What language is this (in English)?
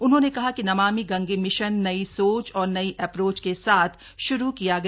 Hindi